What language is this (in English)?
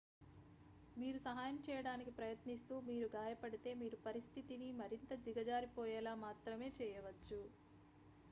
Telugu